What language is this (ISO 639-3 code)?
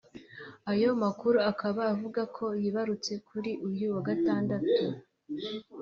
kin